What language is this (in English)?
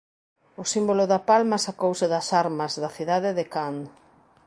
Galician